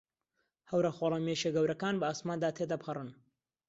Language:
Central Kurdish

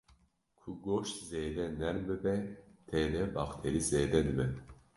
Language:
Kurdish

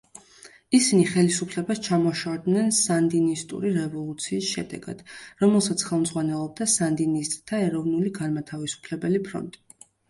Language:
Georgian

